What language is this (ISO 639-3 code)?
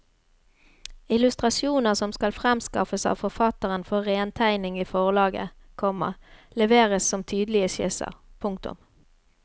nor